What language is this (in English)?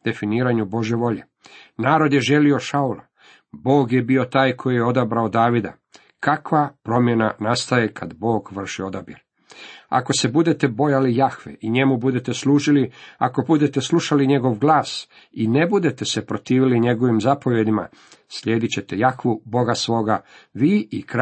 Croatian